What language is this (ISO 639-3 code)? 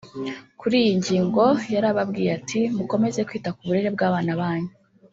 kin